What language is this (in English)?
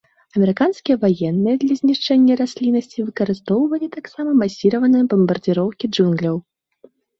Belarusian